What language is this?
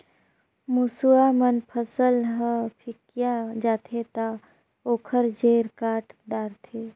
Chhattisgarhi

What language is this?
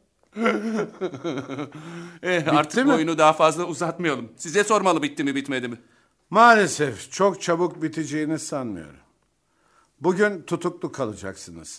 Turkish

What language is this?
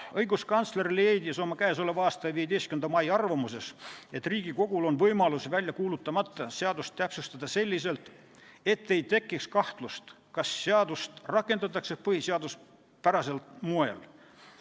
Estonian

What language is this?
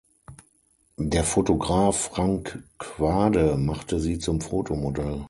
German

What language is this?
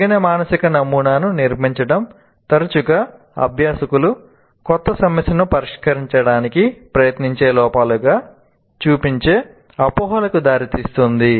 Telugu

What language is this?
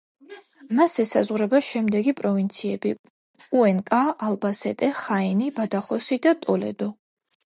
Georgian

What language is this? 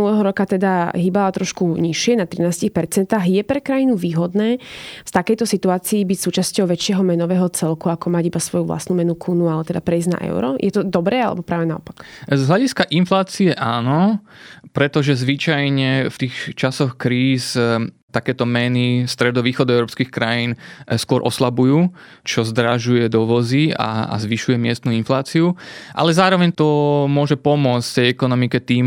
Slovak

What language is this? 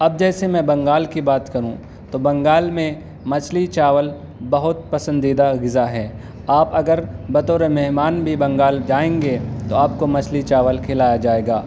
Urdu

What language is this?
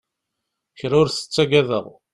Kabyle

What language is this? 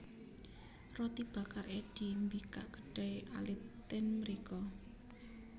Javanese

